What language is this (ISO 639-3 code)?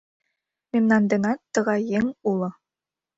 chm